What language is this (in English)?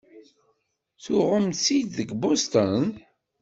Kabyle